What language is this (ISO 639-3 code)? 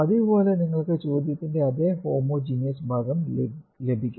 mal